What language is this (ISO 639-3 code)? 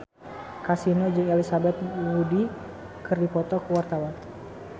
sun